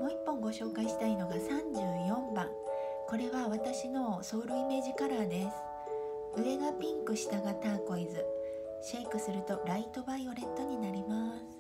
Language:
Japanese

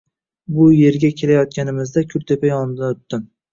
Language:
Uzbek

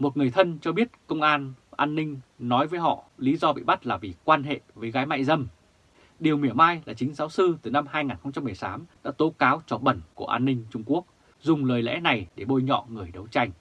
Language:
Vietnamese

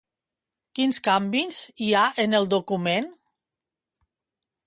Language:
Catalan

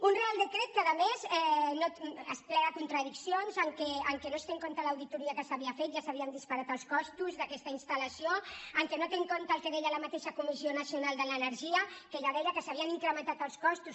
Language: Catalan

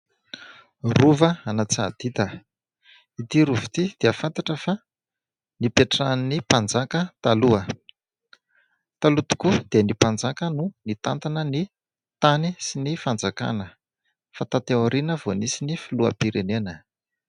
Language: Malagasy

